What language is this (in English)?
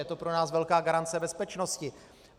Czech